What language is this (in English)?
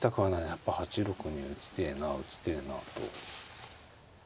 Japanese